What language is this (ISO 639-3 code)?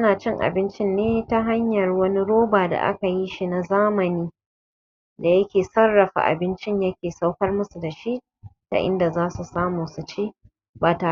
hau